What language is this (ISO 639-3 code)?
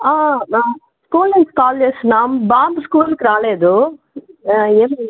tel